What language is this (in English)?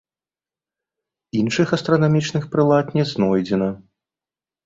Belarusian